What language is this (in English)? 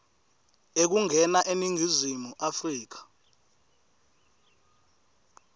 Swati